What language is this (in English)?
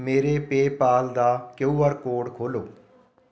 Punjabi